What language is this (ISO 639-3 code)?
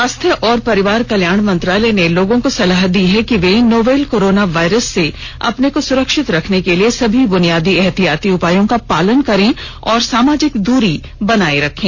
hin